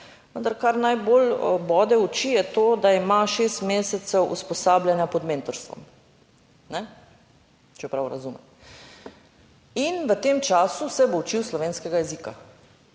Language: Slovenian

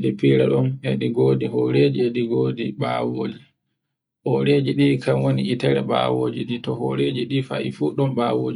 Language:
Borgu Fulfulde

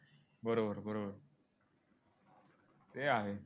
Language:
Marathi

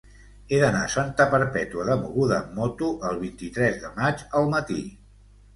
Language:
Catalan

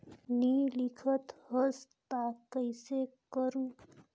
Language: Chhattisgarhi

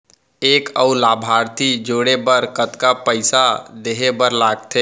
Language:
Chhattisgarhi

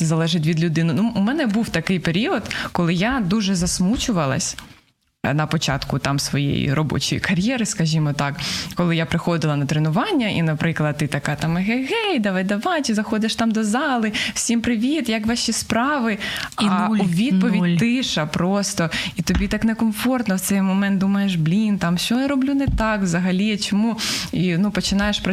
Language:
Ukrainian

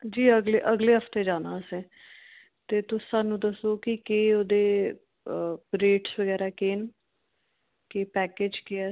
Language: Dogri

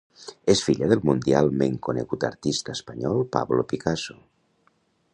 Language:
Catalan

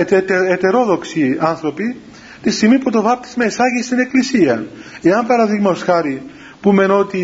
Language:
Greek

